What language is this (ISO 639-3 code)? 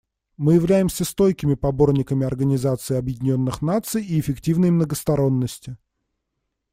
rus